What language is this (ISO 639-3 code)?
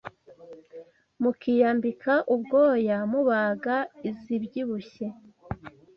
kin